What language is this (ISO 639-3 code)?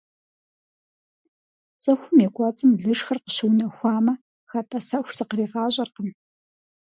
kbd